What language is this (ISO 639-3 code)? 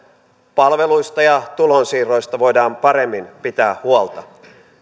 fin